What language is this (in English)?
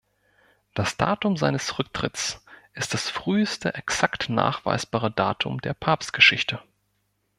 German